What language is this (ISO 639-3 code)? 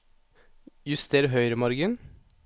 nor